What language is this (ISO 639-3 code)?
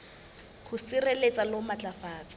sot